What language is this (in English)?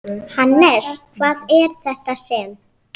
Icelandic